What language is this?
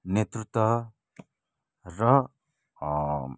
Nepali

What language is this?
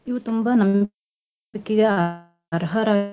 Kannada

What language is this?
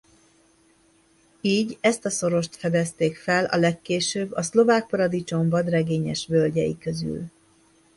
Hungarian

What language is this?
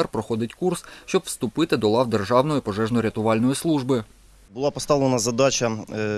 Ukrainian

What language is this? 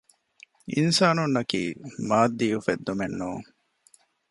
Divehi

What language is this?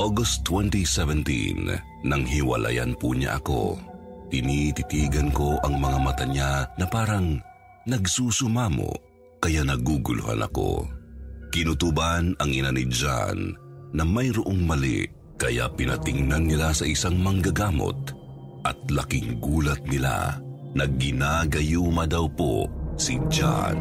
Filipino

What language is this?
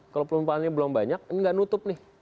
Indonesian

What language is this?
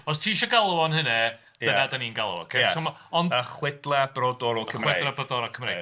Welsh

